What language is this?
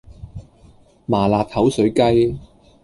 Cantonese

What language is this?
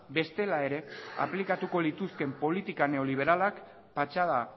Basque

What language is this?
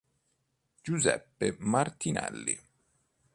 Italian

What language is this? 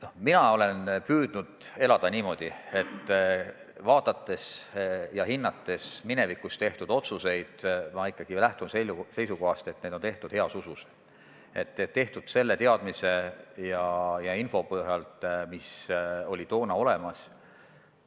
Estonian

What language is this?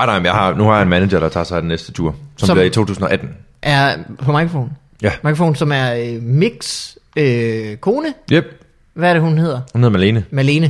Danish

